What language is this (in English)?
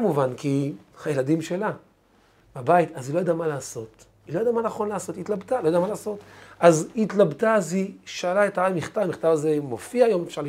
Hebrew